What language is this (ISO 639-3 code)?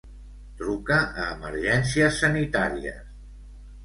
cat